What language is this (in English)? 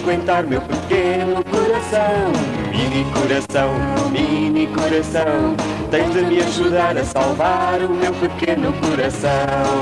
Portuguese